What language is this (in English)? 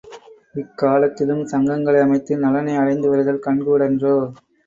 Tamil